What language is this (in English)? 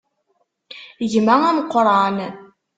Kabyle